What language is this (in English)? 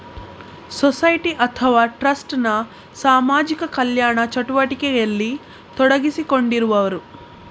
Kannada